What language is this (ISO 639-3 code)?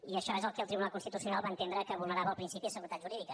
cat